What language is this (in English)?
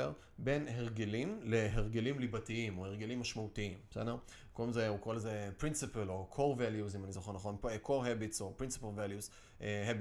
Hebrew